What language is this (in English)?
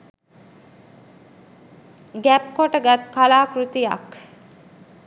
Sinhala